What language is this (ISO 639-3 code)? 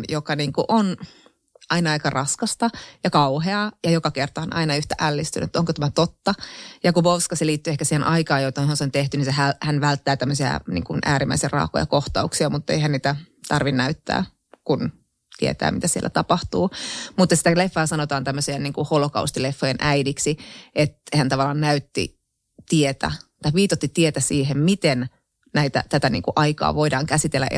fin